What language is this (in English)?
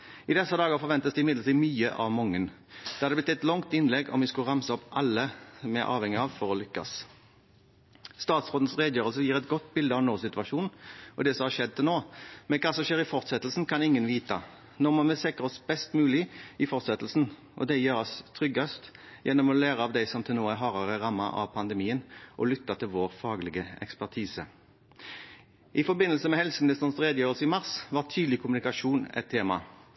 Norwegian Bokmål